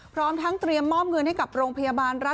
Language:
Thai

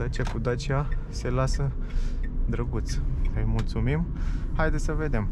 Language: Romanian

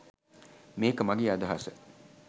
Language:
Sinhala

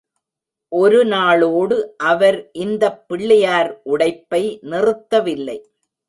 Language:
Tamil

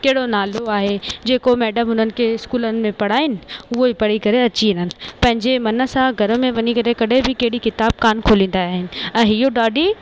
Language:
Sindhi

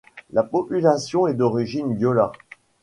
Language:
French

